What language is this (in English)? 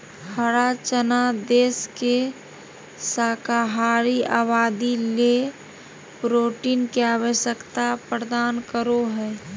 Magahi